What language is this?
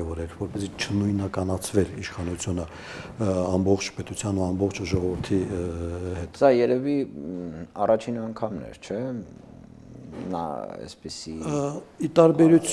Romanian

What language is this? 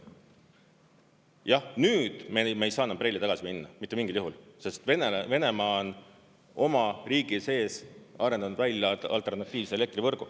Estonian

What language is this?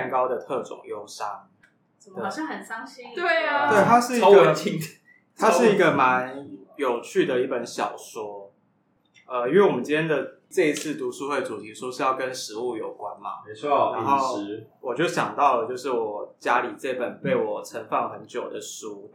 Chinese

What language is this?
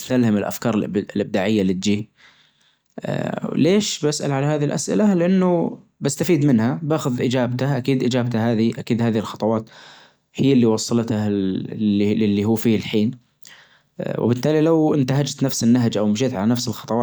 Najdi Arabic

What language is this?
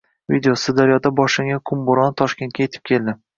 Uzbek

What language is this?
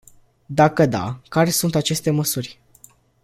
Romanian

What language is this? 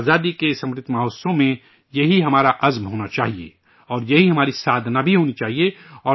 Urdu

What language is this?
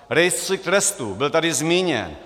Czech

